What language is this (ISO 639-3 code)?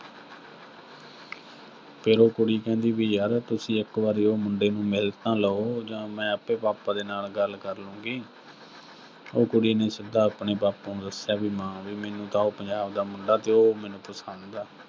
pan